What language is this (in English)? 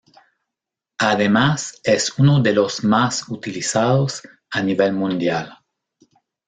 Spanish